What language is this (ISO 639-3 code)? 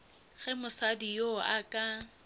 nso